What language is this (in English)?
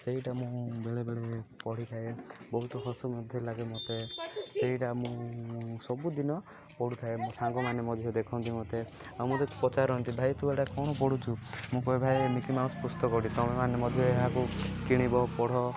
Odia